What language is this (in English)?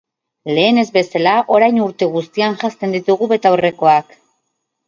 Basque